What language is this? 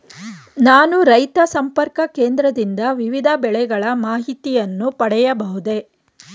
Kannada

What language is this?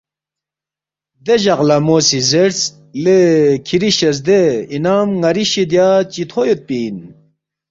Balti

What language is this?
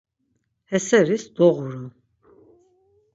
Laz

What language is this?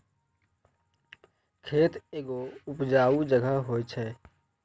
Maithili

